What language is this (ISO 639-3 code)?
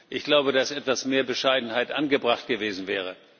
deu